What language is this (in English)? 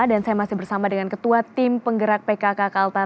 Indonesian